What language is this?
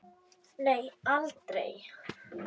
Icelandic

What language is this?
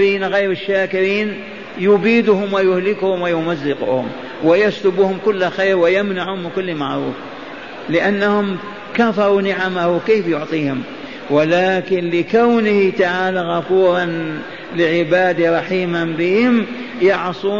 Arabic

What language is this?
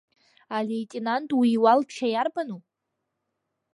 Abkhazian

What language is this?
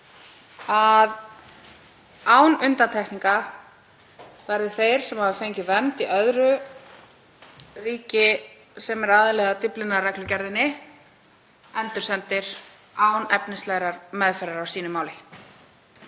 Icelandic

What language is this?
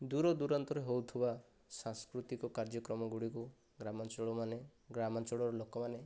Odia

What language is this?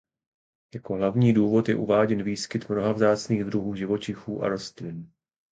Czech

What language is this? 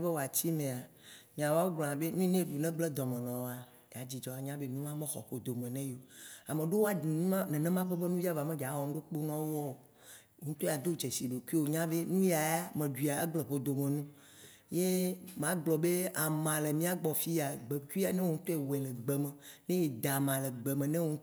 Waci Gbe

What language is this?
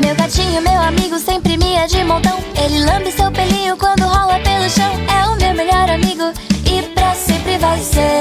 Portuguese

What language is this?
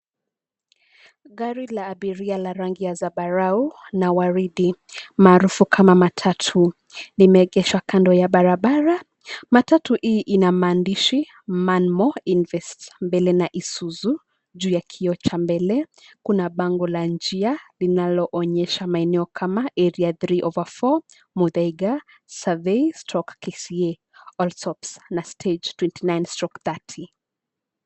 Swahili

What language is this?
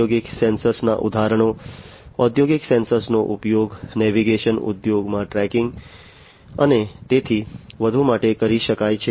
Gujarati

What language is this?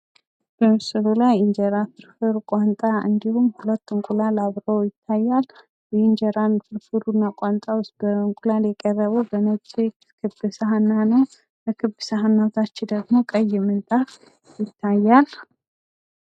Amharic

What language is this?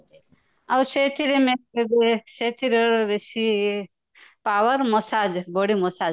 Odia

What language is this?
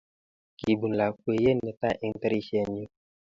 Kalenjin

